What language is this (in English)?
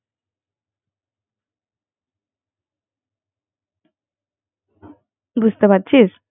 Bangla